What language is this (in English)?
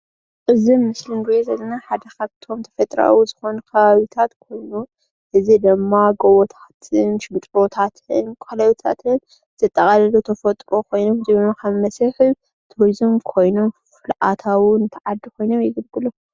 Tigrinya